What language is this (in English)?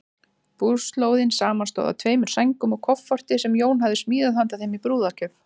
Icelandic